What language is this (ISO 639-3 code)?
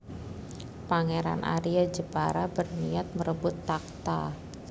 jav